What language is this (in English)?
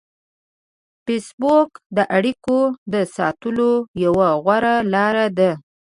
Pashto